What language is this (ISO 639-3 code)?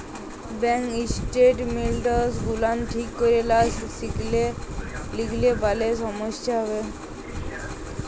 ben